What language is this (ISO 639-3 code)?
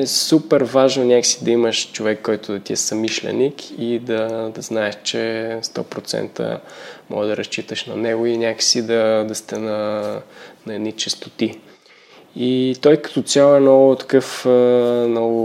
bul